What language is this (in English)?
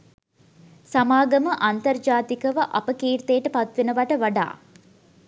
Sinhala